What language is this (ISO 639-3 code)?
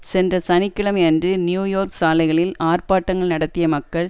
tam